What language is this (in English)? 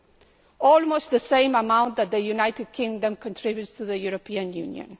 English